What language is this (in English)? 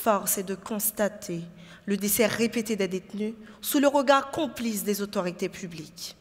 French